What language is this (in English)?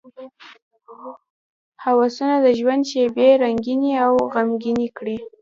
Pashto